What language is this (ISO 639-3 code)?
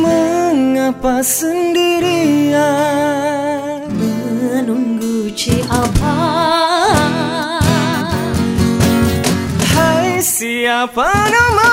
msa